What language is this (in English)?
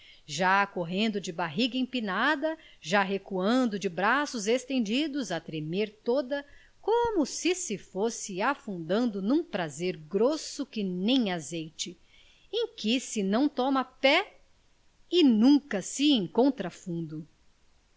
Portuguese